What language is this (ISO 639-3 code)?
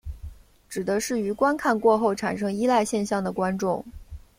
zho